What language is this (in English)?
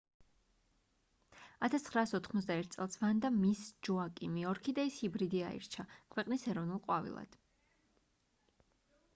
Georgian